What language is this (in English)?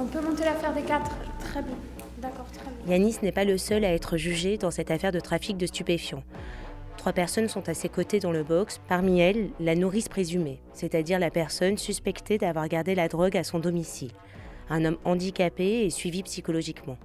French